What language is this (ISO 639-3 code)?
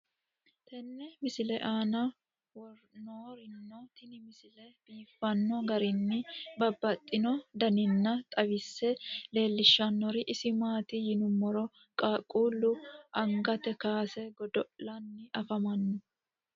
sid